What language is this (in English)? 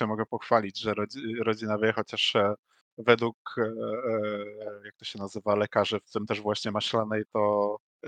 Polish